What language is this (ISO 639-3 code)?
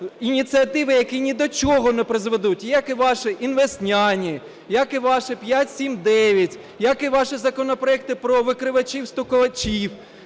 ukr